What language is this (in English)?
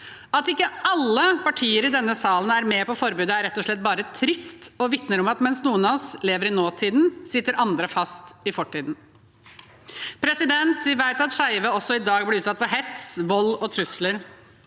Norwegian